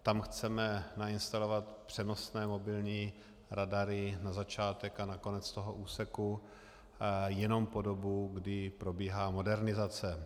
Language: Czech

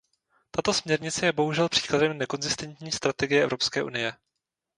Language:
Czech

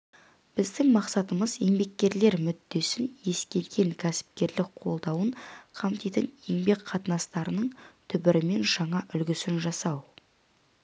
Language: Kazakh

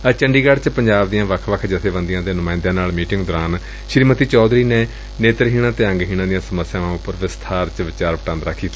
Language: Punjabi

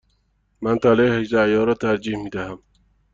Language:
Persian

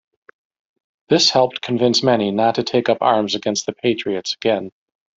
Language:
English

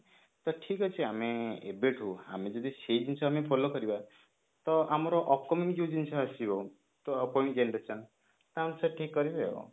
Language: Odia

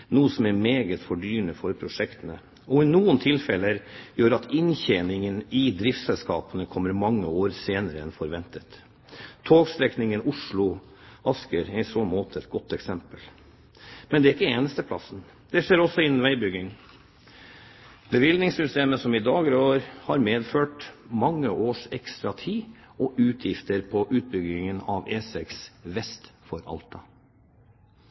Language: Norwegian Bokmål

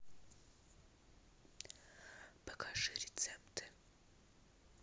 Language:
Russian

